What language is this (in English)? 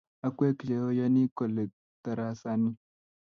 Kalenjin